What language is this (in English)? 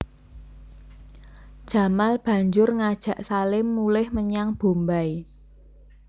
Javanese